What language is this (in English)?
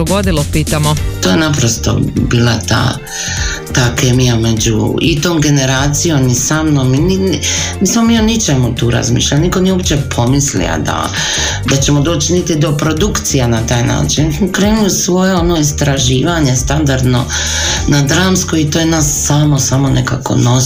Croatian